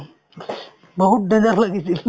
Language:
Assamese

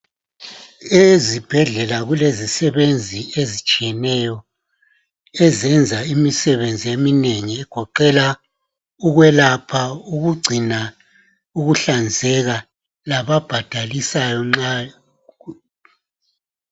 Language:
North Ndebele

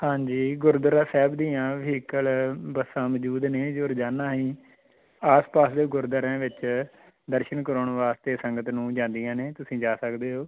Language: Punjabi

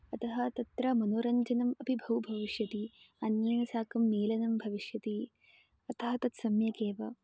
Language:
Sanskrit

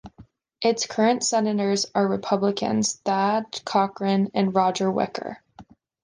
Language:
English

